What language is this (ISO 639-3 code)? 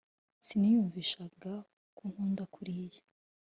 kin